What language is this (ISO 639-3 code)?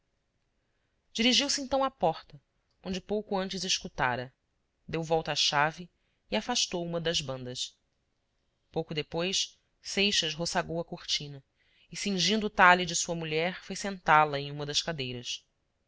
por